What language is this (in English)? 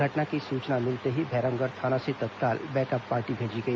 Hindi